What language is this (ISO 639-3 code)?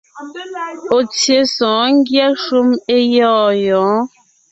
nnh